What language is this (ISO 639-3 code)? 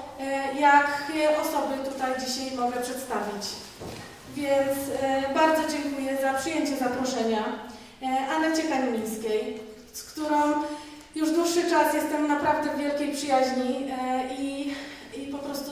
pol